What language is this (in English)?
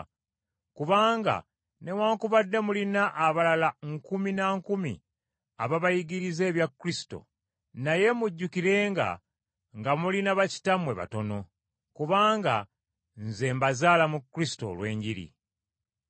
Ganda